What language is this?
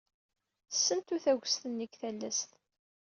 Kabyle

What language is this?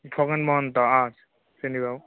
Assamese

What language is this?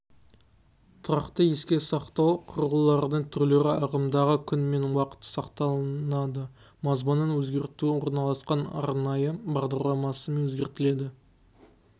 Kazakh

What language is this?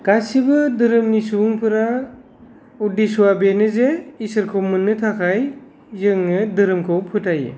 Bodo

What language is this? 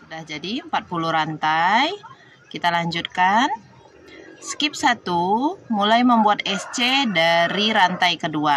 Indonesian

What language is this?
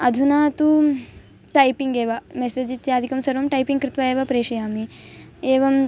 Sanskrit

